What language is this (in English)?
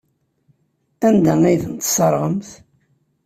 Kabyle